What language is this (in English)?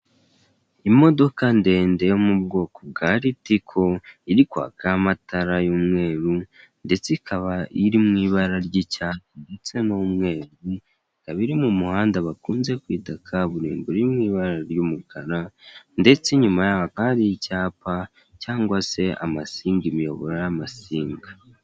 Kinyarwanda